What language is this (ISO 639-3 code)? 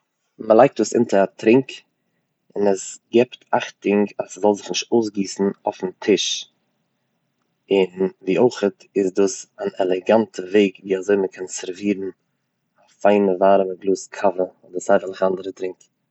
yid